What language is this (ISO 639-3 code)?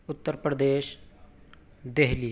urd